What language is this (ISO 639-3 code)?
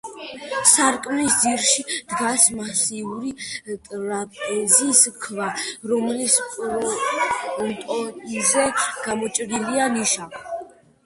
kat